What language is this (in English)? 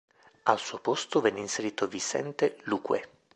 Italian